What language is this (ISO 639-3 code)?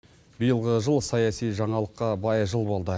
kaz